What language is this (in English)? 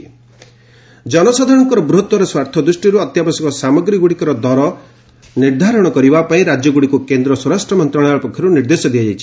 Odia